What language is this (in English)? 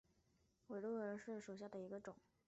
Chinese